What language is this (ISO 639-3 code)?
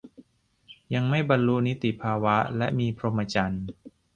tha